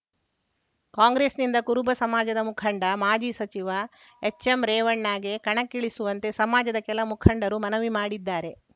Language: Kannada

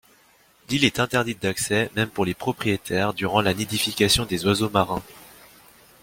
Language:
French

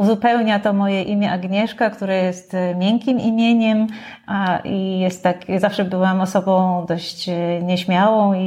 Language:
Polish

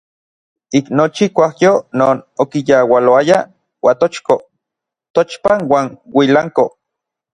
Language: Orizaba Nahuatl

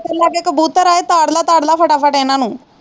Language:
Punjabi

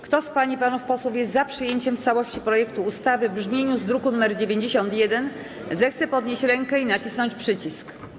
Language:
Polish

